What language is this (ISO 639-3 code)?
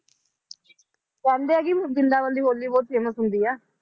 pan